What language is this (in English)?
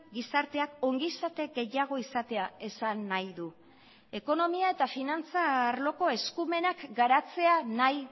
Basque